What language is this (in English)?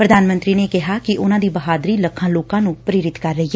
Punjabi